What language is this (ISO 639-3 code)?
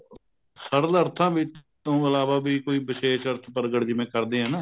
pan